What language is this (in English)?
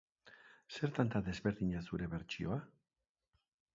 Basque